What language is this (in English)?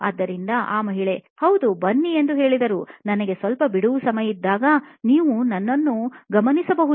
Kannada